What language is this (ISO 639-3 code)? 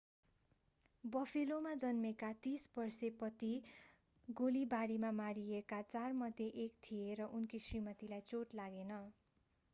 nep